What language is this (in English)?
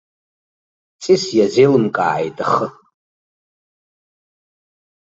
Abkhazian